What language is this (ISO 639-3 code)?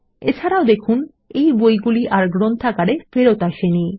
ben